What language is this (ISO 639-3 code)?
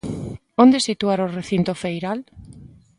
glg